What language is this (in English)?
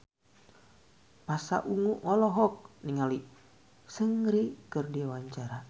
Sundanese